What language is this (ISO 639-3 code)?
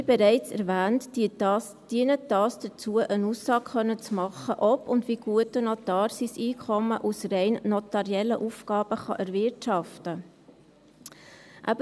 gsw